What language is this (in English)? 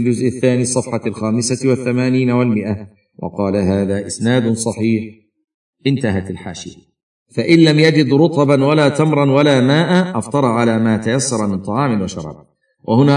Arabic